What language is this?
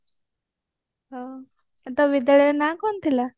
Odia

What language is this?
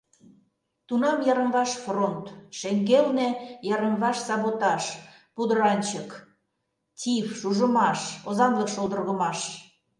Mari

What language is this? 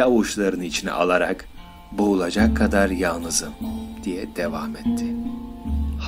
Turkish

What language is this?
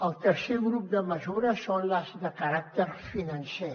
Catalan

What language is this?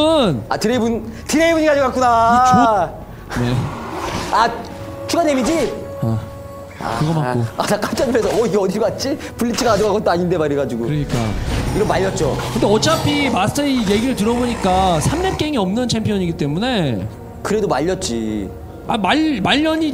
Korean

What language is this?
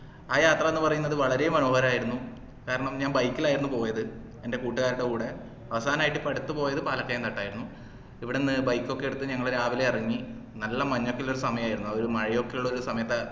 Malayalam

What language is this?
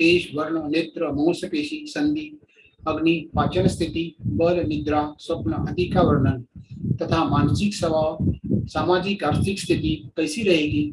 Hindi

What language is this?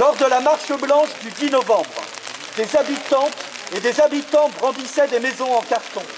French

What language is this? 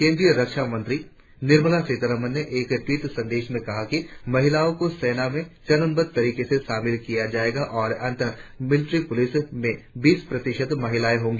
Hindi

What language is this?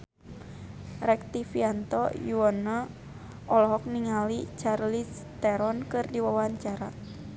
Sundanese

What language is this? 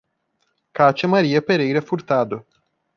Portuguese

